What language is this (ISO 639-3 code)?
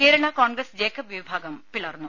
mal